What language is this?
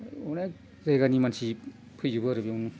Bodo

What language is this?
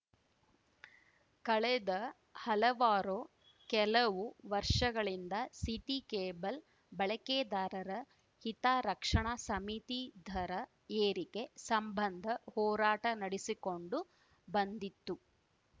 Kannada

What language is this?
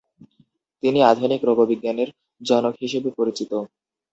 Bangla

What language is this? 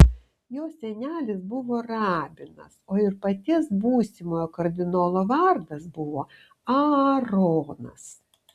Lithuanian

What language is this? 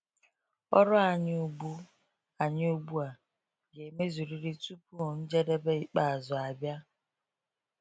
Igbo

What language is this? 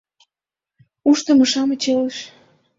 Mari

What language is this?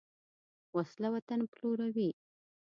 Pashto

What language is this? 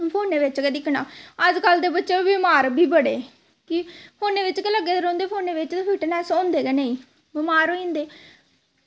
Dogri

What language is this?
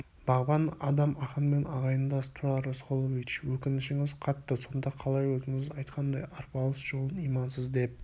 Kazakh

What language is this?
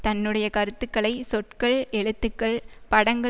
Tamil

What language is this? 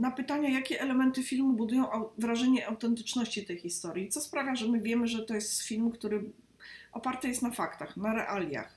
Polish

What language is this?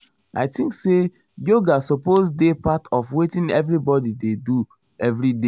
Nigerian Pidgin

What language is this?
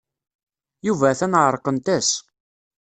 Kabyle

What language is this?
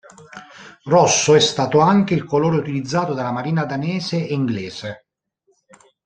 Italian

